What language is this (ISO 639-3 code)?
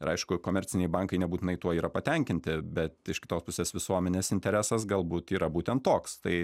lit